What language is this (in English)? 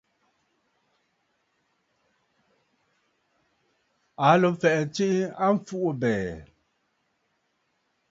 Bafut